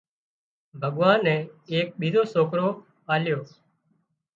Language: Wadiyara Koli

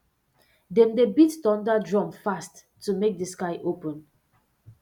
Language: Nigerian Pidgin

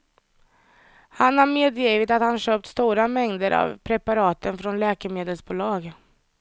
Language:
Swedish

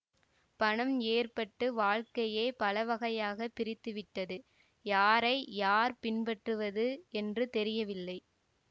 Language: Tamil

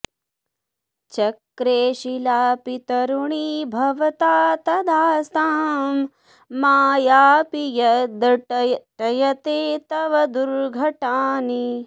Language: Sanskrit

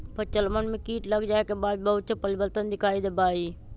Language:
Magahi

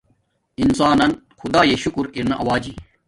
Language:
Domaaki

